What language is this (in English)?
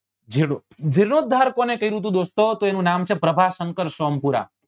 Gujarati